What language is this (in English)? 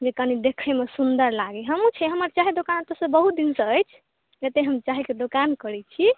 Maithili